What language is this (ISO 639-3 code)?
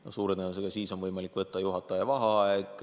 est